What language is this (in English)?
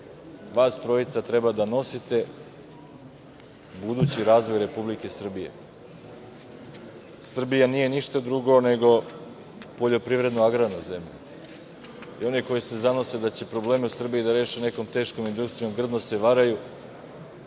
Serbian